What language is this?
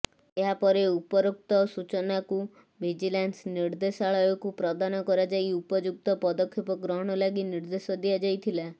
Odia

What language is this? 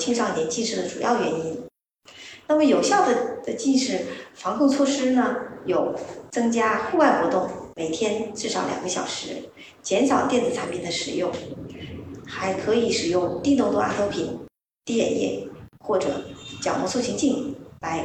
Chinese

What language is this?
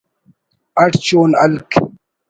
Brahui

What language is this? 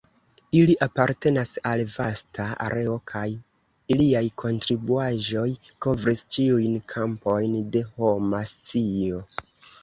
Esperanto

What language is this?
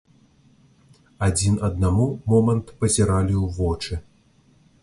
Belarusian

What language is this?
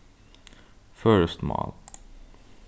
Faroese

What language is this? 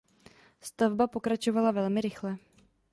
Czech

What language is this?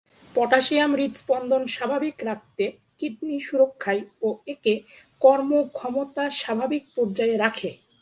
Bangla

